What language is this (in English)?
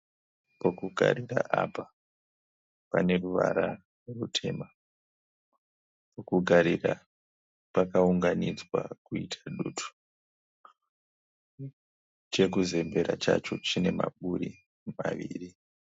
Shona